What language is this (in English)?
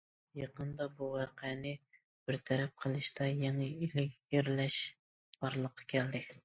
Uyghur